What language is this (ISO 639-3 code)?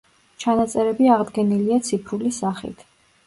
kat